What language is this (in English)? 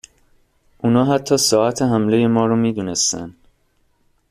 Persian